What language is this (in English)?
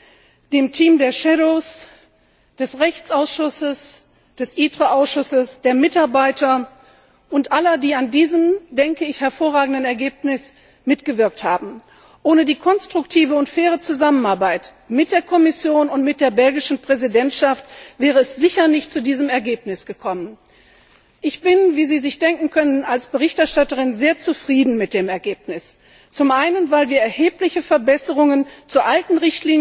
German